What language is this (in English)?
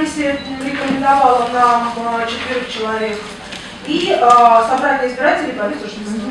Russian